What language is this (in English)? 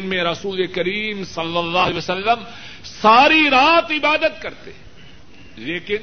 Urdu